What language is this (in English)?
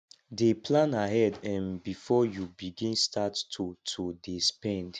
Nigerian Pidgin